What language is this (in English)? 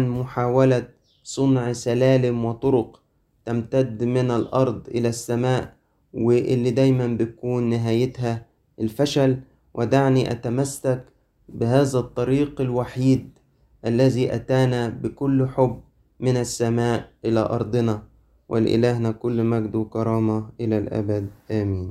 Arabic